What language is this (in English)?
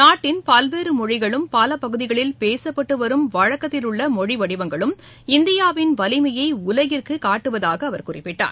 Tamil